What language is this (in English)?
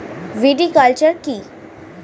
Bangla